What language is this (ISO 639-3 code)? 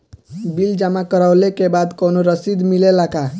bho